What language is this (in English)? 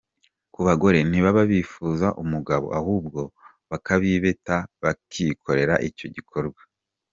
Kinyarwanda